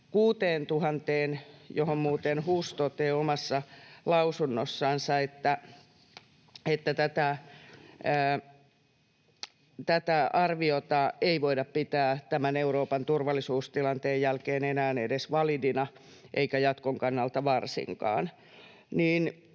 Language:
Finnish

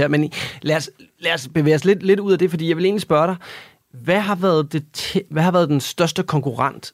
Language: Danish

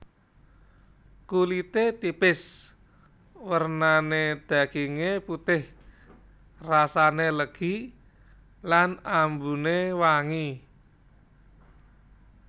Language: Javanese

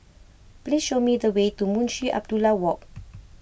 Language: English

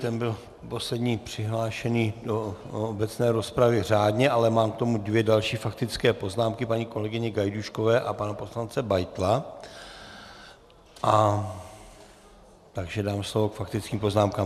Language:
Czech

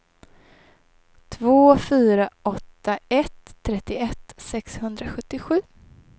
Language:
Swedish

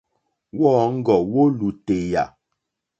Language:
Mokpwe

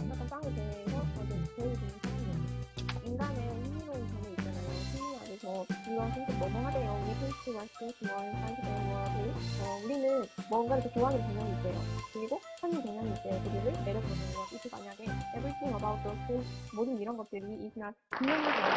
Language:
Korean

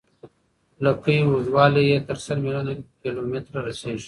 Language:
Pashto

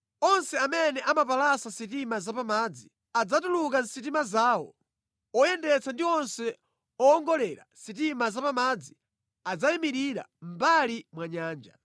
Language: Nyanja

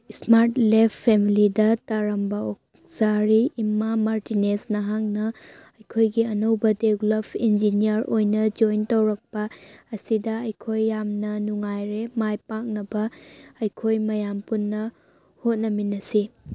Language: Manipuri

